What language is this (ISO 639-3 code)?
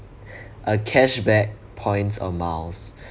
eng